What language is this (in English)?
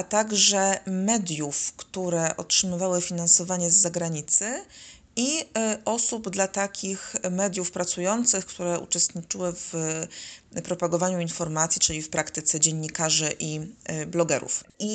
Polish